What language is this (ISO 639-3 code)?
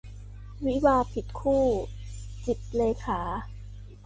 tha